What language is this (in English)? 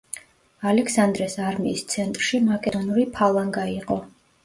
Georgian